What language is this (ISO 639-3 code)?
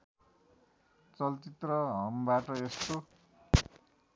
nep